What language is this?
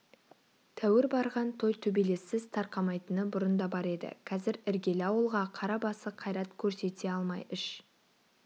Kazakh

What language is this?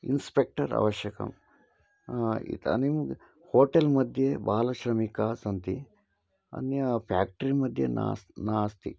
Sanskrit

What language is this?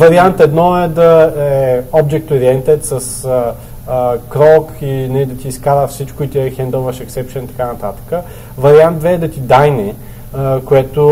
Bulgarian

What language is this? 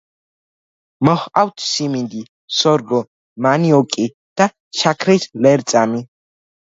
Georgian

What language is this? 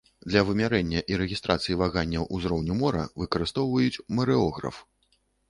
Belarusian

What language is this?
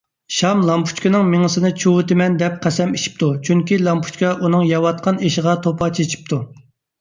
Uyghur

